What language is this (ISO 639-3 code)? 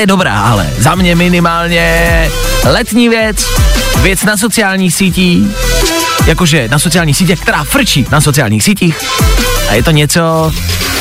ces